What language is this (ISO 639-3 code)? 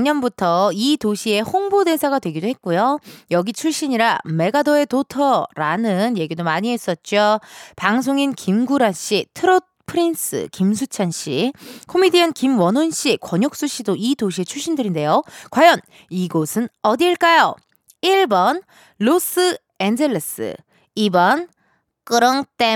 kor